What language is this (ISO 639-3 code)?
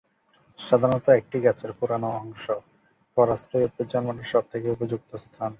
ben